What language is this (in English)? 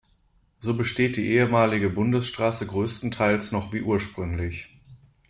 German